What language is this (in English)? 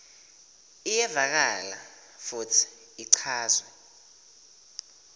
Swati